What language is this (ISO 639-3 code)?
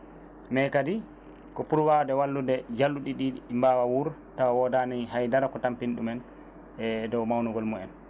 ful